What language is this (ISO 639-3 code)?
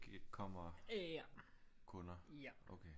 dan